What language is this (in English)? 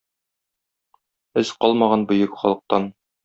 Tatar